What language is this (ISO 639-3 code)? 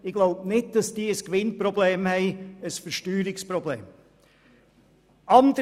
gsw